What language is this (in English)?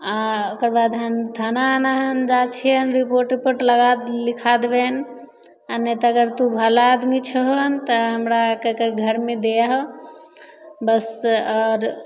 Maithili